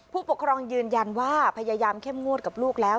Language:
Thai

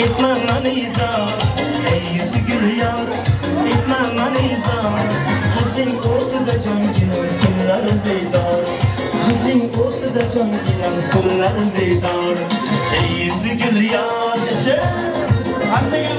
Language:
Turkish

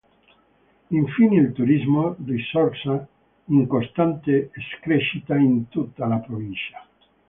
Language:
Italian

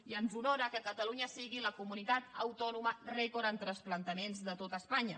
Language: Catalan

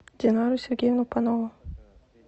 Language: Russian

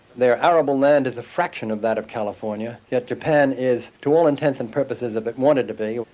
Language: English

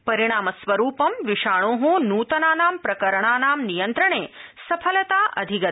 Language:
Sanskrit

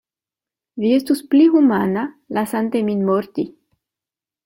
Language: Esperanto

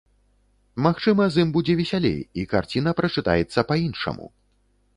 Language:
Belarusian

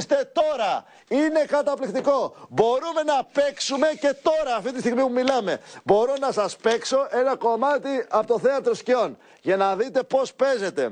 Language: Greek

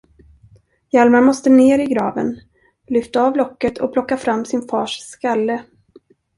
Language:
Swedish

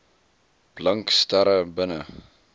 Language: Afrikaans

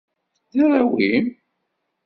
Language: Kabyle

